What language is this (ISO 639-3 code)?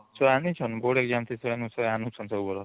ori